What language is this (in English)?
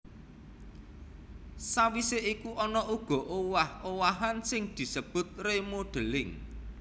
Javanese